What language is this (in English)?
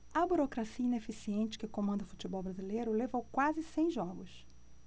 Portuguese